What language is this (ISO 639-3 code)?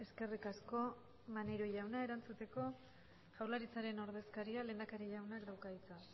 eus